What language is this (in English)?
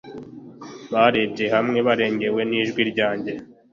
Kinyarwanda